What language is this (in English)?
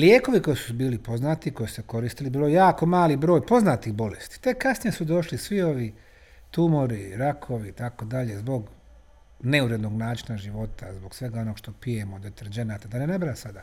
Croatian